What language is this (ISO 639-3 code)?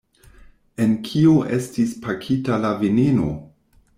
epo